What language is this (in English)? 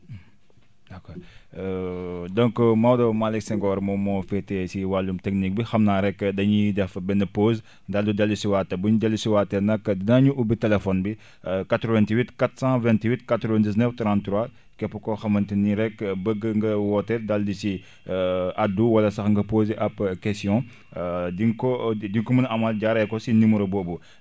Wolof